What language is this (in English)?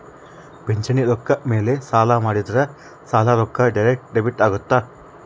Kannada